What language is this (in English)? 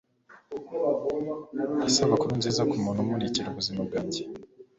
Kinyarwanda